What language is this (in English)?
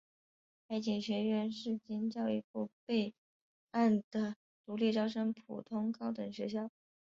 Chinese